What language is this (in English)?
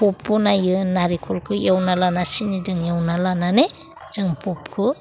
Bodo